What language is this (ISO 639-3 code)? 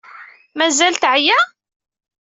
kab